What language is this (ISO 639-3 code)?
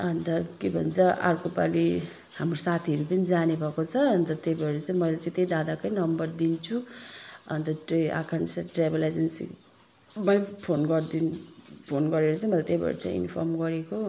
nep